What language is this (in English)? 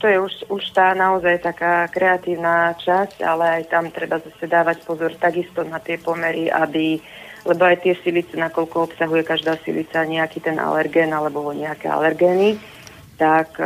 Slovak